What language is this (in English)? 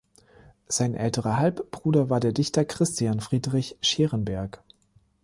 German